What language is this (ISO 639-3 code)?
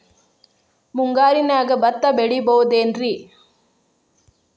kan